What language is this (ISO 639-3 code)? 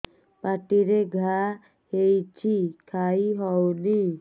ori